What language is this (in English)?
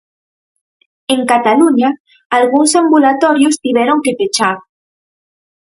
Galician